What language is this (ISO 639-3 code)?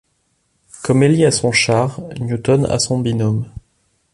fra